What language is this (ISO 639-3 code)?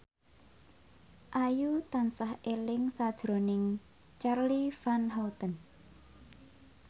jav